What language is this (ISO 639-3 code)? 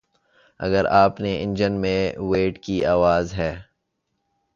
urd